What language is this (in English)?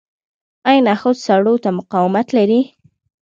Pashto